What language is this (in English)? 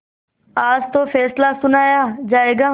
Hindi